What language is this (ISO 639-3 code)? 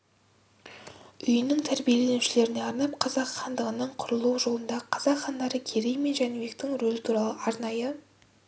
kaz